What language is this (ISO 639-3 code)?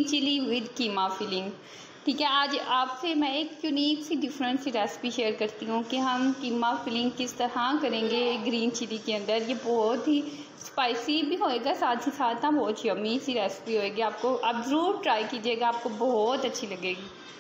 hin